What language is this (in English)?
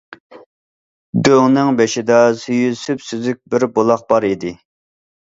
Uyghur